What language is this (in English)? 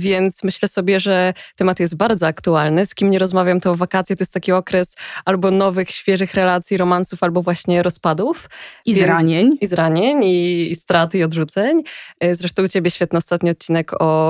Polish